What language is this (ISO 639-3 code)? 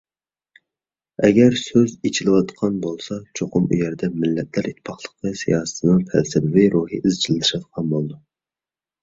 uig